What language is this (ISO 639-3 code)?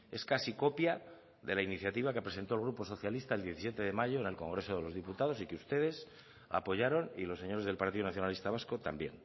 spa